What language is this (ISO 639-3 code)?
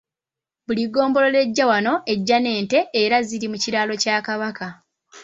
lug